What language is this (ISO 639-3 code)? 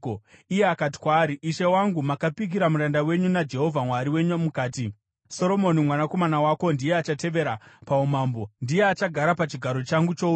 sna